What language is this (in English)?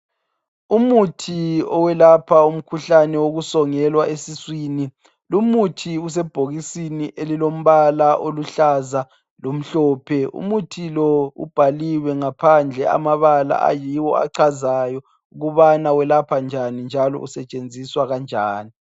North Ndebele